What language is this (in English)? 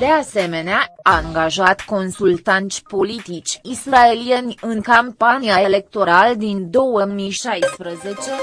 Romanian